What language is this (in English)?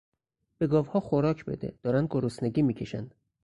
Persian